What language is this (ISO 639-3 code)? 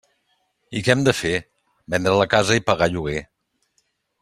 cat